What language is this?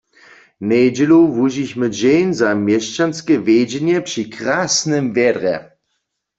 Upper Sorbian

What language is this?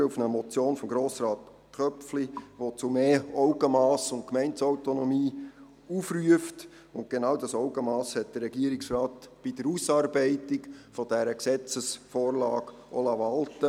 Swiss German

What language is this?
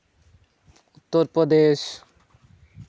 Santali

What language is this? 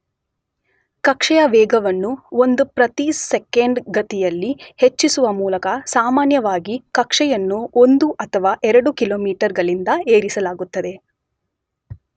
Kannada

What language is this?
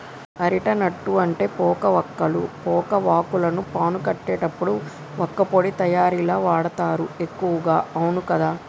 Telugu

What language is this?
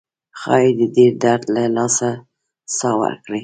Pashto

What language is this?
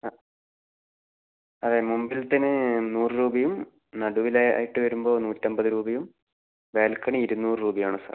Malayalam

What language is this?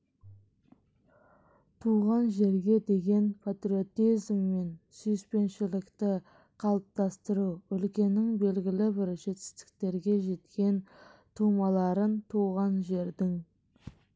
Kazakh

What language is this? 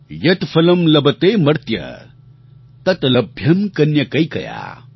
Gujarati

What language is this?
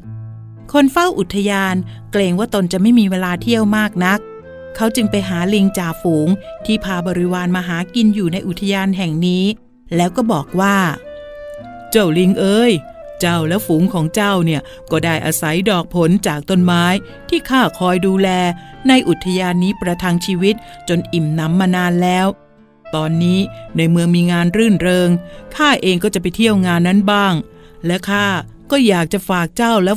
Thai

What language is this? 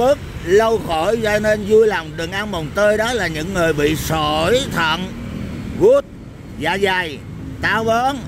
Vietnamese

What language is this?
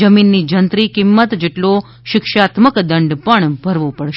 Gujarati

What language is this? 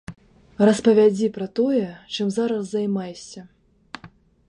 Belarusian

